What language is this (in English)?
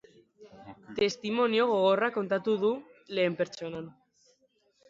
Basque